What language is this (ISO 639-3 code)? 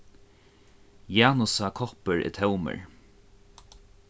fao